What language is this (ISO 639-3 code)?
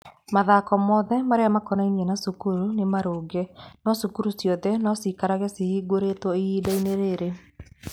kik